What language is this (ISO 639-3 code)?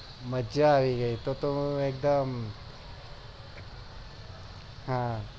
guj